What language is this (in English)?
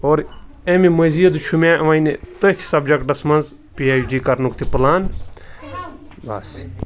Kashmiri